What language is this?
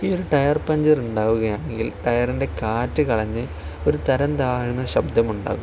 Malayalam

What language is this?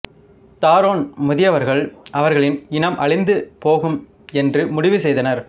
Tamil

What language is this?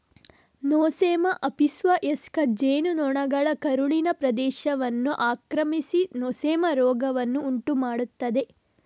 Kannada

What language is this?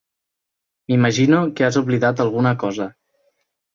Catalan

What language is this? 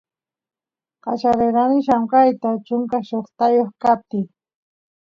Santiago del Estero Quichua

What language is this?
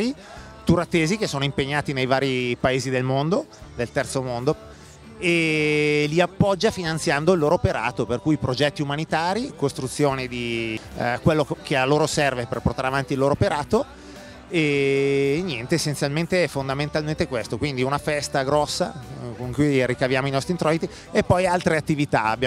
Italian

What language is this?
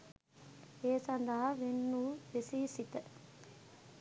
Sinhala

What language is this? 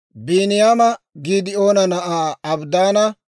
Dawro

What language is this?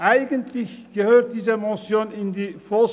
Swiss German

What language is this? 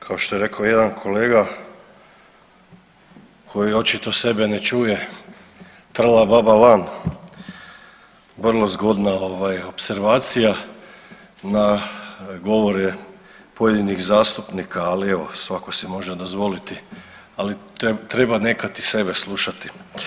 Croatian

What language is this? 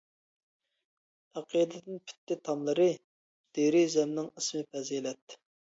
Uyghur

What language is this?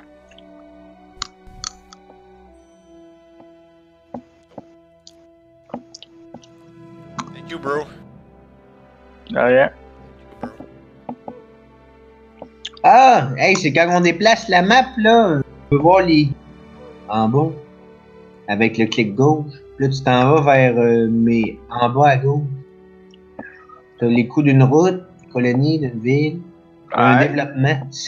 French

